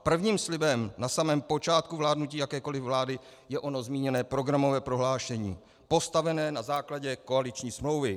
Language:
Czech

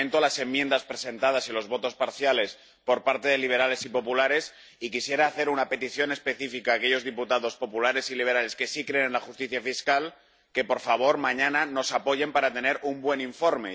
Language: Spanish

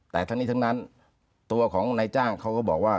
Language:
Thai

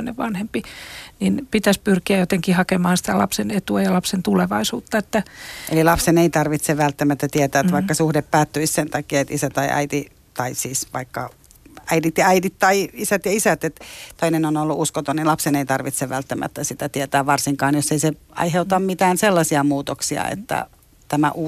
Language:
Finnish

